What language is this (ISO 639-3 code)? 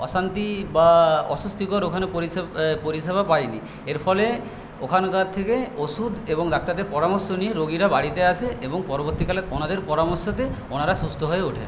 ben